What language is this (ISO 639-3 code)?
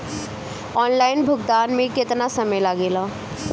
bho